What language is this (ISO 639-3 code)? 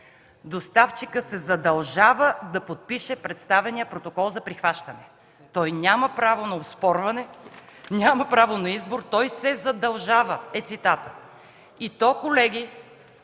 bul